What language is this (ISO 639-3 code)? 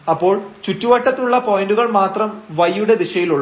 mal